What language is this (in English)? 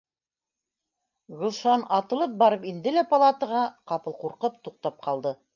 Bashkir